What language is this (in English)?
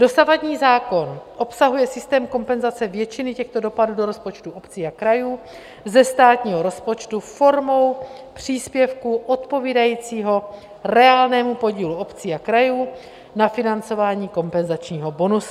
Czech